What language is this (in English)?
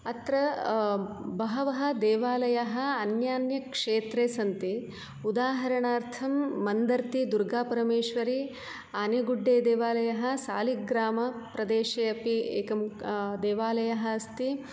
Sanskrit